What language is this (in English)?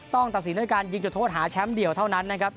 Thai